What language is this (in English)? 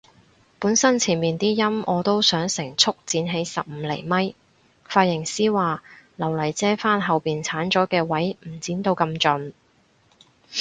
Cantonese